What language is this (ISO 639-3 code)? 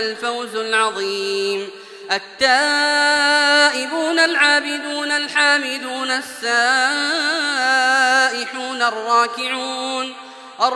ara